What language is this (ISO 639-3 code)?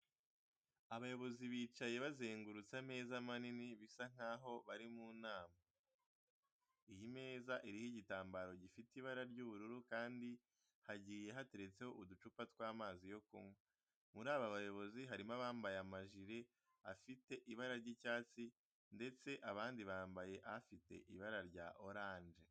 kin